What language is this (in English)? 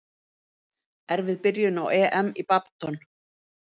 Icelandic